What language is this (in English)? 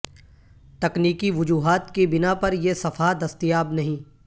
Urdu